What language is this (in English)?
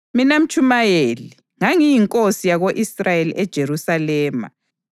North Ndebele